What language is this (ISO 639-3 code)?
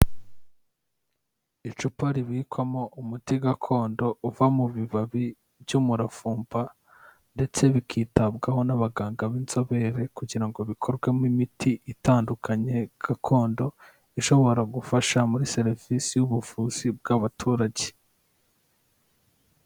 kin